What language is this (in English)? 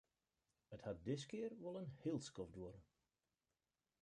Western Frisian